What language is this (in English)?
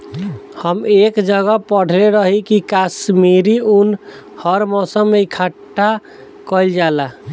Bhojpuri